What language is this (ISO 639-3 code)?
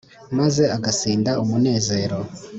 kin